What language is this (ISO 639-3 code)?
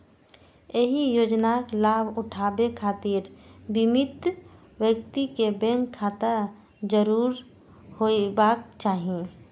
mai